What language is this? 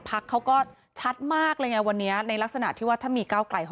Thai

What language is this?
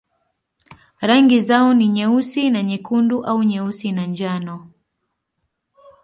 Swahili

